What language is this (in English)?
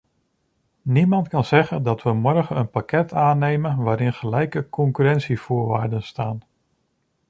Dutch